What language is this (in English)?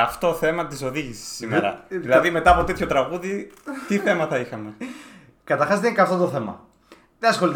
Greek